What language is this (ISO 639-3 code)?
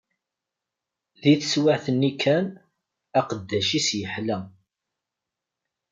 kab